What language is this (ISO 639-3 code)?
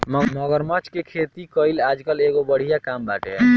bho